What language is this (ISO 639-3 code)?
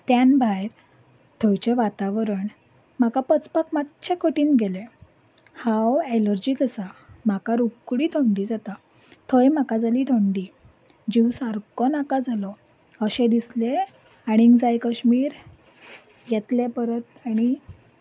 kok